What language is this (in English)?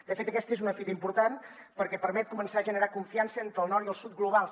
Catalan